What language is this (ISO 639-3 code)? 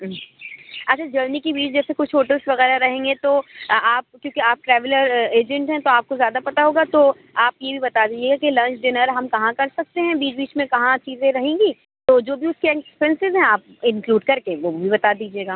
urd